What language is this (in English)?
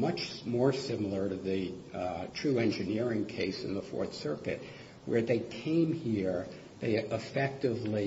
English